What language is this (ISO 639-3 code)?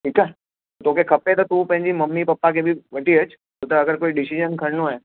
snd